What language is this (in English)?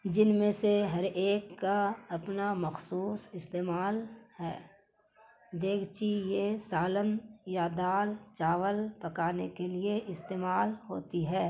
Urdu